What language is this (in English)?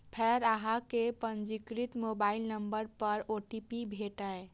Maithili